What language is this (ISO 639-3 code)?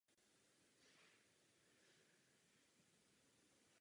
ces